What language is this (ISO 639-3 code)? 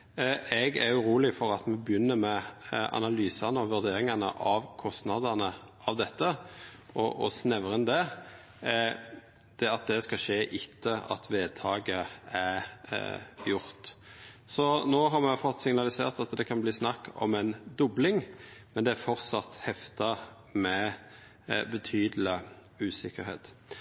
nno